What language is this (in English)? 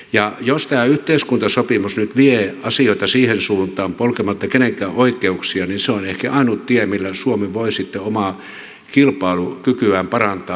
Finnish